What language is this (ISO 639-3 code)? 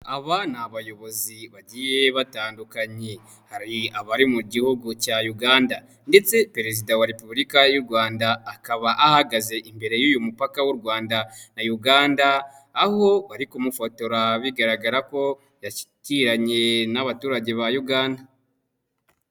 kin